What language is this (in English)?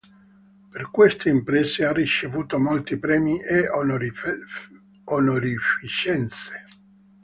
Italian